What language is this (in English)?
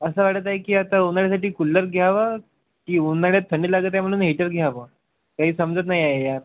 Marathi